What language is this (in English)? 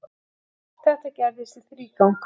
Icelandic